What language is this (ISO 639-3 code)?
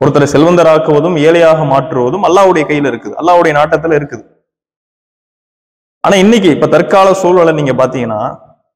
tam